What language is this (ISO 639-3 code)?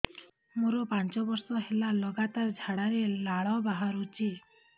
ori